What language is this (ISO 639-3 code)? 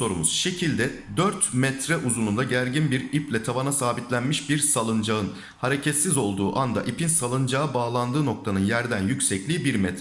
tur